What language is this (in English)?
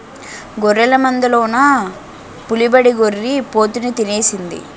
Telugu